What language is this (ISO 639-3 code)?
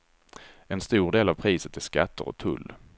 swe